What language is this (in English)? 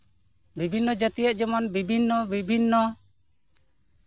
Santali